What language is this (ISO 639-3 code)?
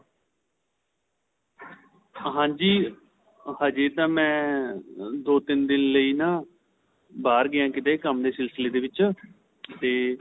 pan